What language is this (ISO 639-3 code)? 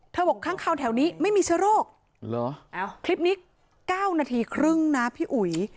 tha